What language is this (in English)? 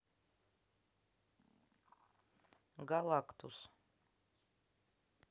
Russian